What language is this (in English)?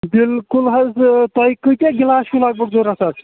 Kashmiri